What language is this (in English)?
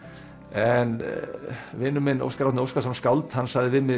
Icelandic